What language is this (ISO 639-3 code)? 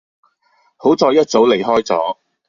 yue